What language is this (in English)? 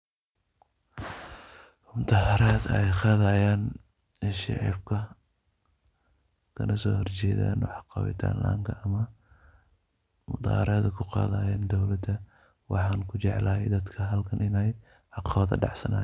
Somali